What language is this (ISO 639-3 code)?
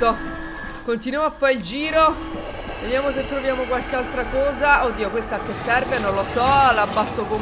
ita